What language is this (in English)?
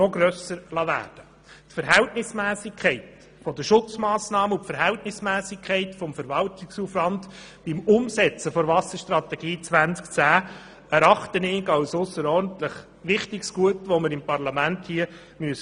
Swiss German